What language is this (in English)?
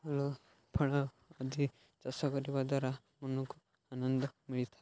Odia